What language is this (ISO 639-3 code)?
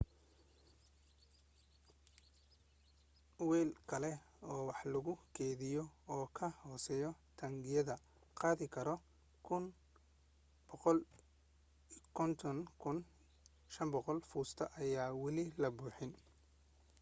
som